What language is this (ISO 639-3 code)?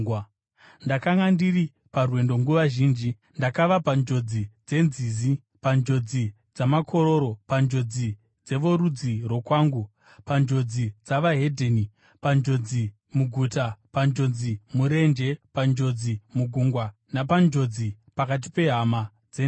sna